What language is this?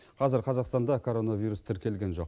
Kazakh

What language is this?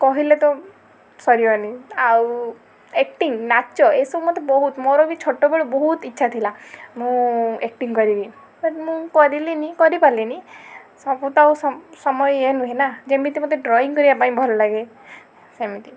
Odia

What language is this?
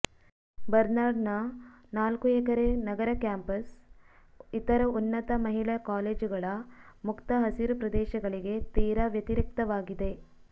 Kannada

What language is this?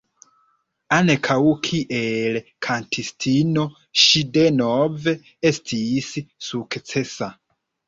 Esperanto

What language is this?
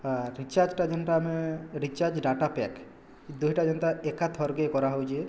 Odia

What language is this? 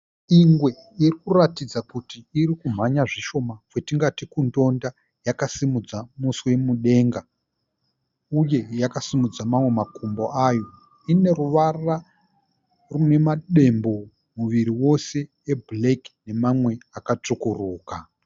Shona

